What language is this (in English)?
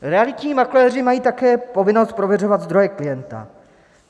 Czech